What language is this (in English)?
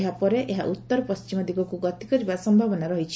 Odia